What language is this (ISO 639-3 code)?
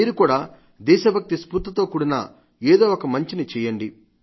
tel